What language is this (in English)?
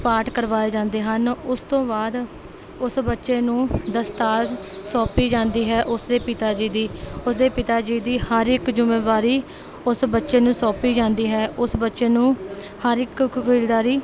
Punjabi